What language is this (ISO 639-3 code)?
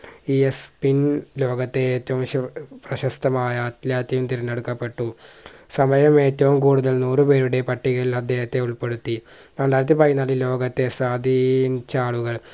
mal